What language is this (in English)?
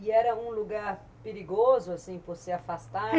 Portuguese